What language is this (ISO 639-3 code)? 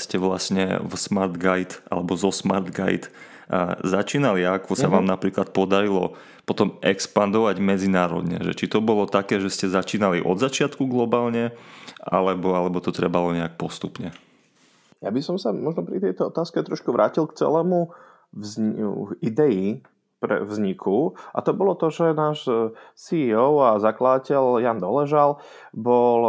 slk